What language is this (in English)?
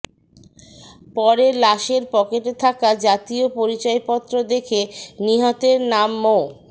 Bangla